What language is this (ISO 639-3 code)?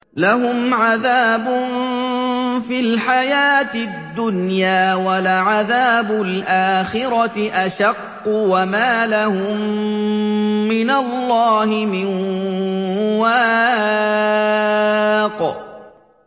ara